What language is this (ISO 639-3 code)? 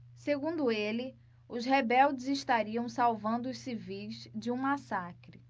por